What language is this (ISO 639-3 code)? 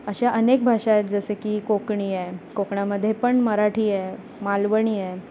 mar